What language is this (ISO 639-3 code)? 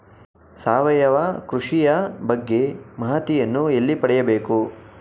kan